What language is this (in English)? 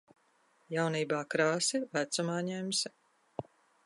Latvian